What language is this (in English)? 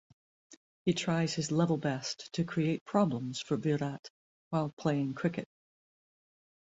English